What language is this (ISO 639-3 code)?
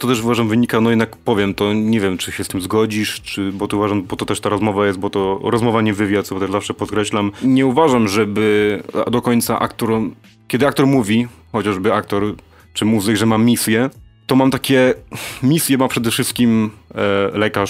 pol